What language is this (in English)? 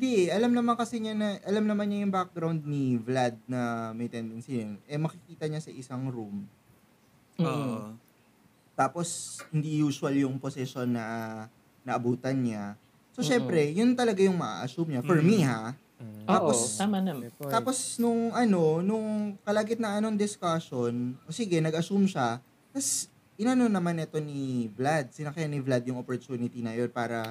Filipino